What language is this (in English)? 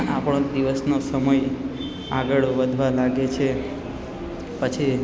Gujarati